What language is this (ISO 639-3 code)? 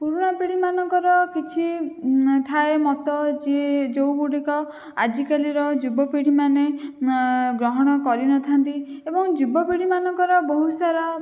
ori